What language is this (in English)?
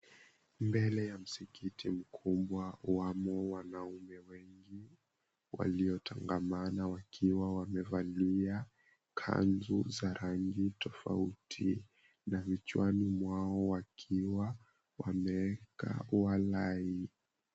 Swahili